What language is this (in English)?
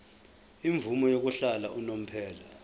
Zulu